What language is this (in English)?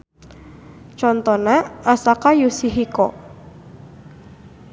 Sundanese